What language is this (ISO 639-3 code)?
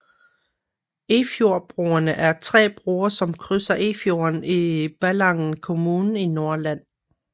dan